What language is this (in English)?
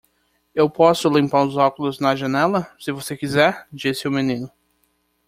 Portuguese